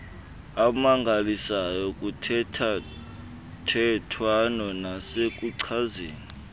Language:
Xhosa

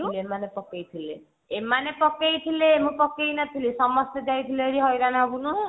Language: Odia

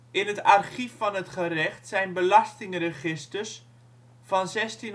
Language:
Dutch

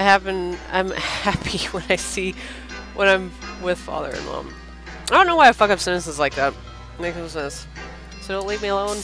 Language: English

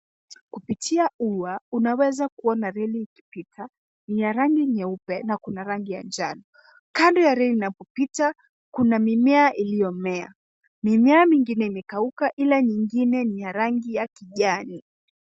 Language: Swahili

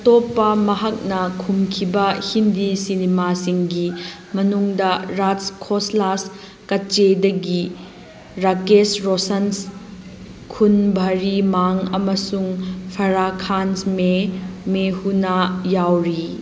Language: Manipuri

